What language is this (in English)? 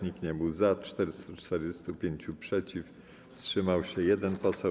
Polish